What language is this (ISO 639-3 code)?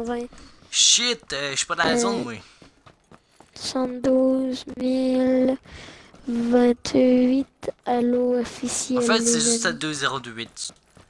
fra